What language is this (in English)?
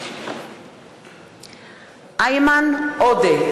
Hebrew